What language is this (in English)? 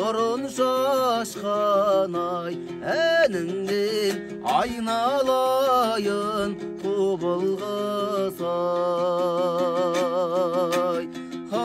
Turkish